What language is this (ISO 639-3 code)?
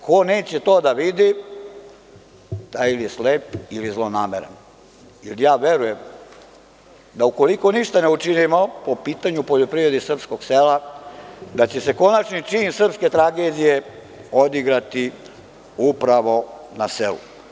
srp